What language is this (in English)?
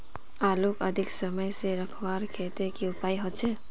Magahi